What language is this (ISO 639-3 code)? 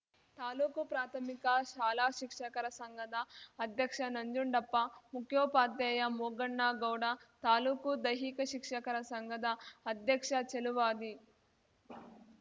kan